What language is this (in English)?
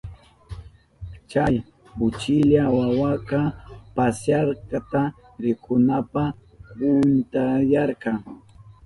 Southern Pastaza Quechua